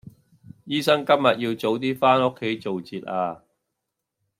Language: Cantonese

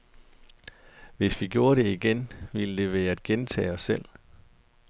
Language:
Danish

